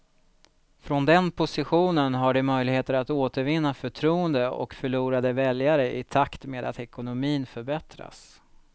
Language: Swedish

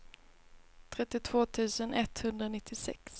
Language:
Swedish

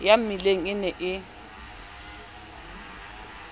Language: Southern Sotho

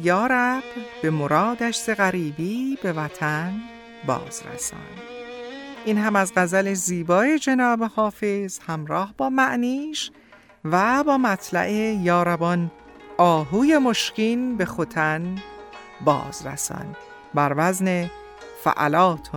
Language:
Persian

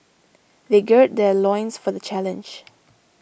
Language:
English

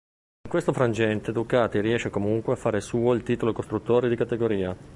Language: Italian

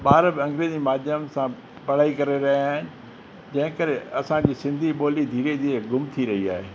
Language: Sindhi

